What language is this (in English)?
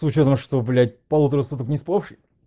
Russian